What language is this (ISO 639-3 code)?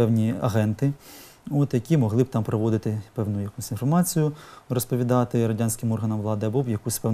ukr